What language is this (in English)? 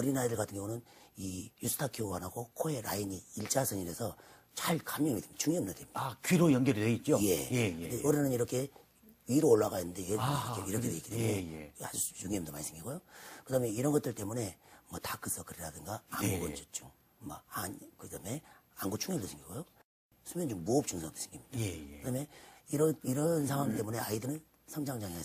Korean